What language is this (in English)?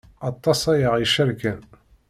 Kabyle